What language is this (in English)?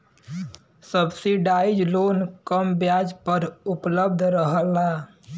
Bhojpuri